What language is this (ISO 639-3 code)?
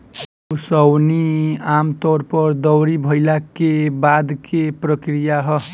bho